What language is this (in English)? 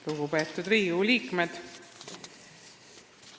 Estonian